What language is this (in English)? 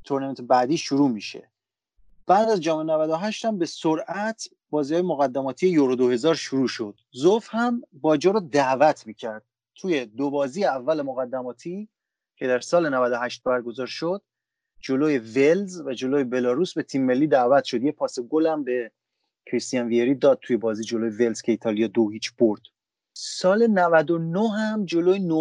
Persian